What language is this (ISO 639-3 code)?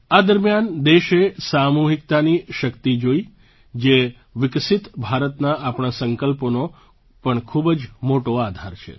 guj